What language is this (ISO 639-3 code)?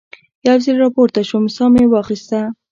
pus